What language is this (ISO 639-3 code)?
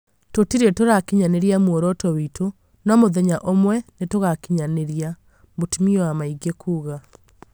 kik